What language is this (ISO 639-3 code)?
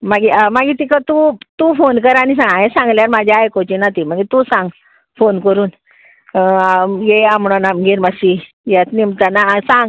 kok